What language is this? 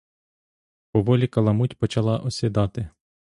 Ukrainian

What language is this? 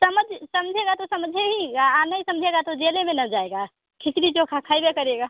Hindi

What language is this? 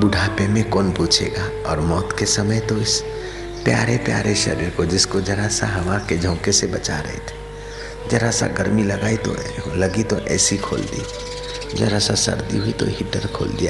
Hindi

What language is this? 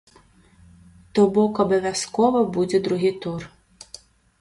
Belarusian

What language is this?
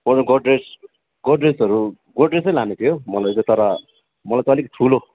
Nepali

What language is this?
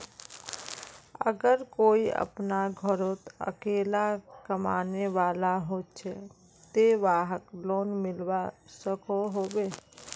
Magahi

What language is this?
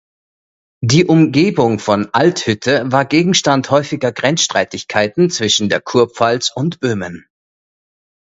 German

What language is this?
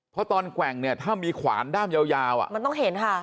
Thai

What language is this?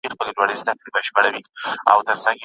Pashto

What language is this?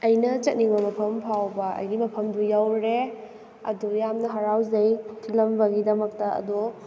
Manipuri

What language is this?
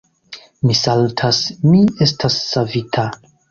Esperanto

